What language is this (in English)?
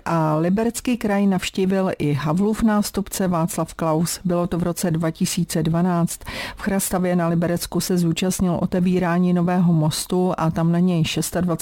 Czech